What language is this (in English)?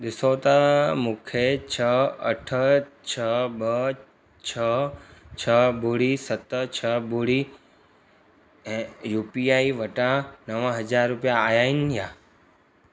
Sindhi